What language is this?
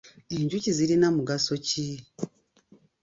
Ganda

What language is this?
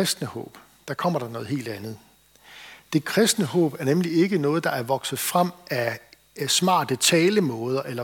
Danish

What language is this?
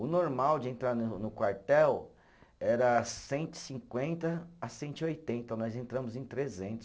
Portuguese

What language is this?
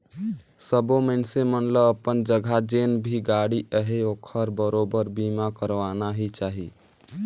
Chhattisgarhi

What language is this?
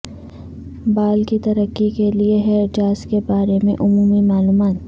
Urdu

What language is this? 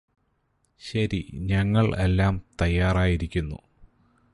Malayalam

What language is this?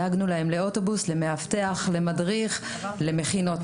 Hebrew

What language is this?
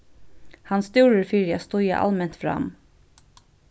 Faroese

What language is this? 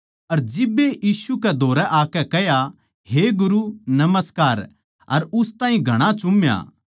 Haryanvi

